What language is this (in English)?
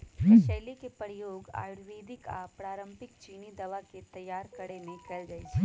Magahi